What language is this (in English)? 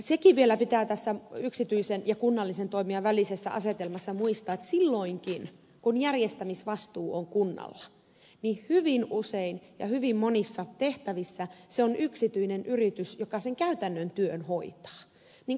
Finnish